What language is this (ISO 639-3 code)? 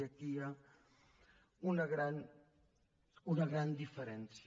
cat